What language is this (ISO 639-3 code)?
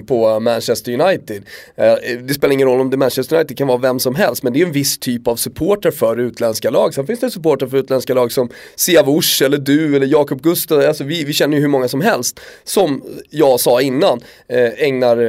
swe